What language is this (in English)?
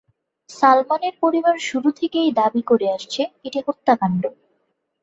Bangla